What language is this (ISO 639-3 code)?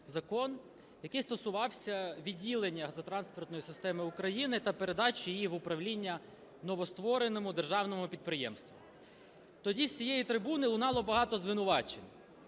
ukr